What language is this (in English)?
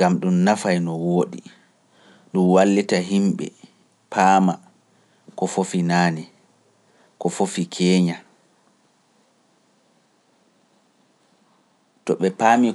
Pular